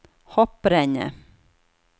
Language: Norwegian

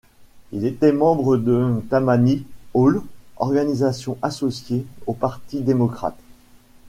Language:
French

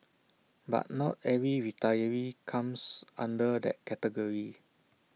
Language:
English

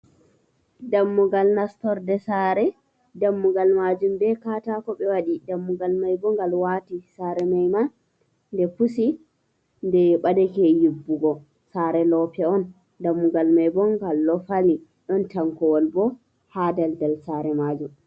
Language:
Fula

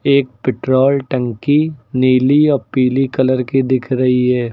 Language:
Hindi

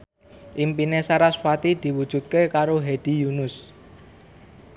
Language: Javanese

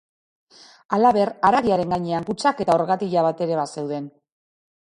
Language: Basque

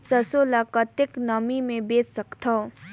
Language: Chhattisgarhi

